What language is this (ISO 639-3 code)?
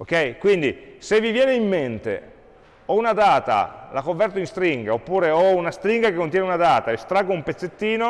ita